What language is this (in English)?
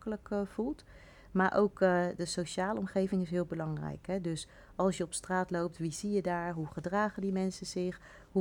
Dutch